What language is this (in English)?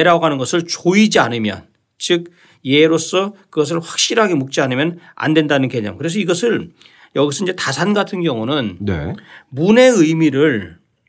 Korean